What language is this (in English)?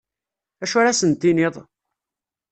Kabyle